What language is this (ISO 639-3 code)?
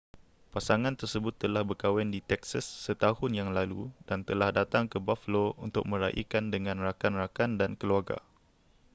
msa